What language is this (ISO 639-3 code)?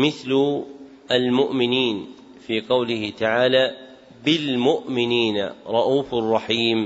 ara